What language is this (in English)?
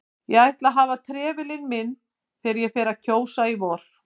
Icelandic